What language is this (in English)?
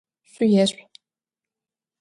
Adyghe